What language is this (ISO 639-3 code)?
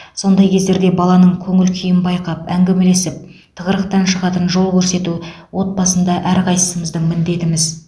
kaz